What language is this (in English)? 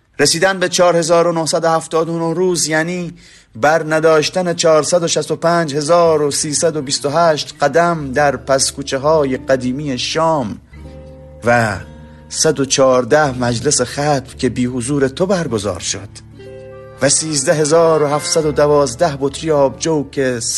Persian